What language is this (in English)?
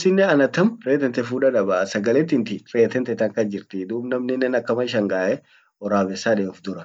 Orma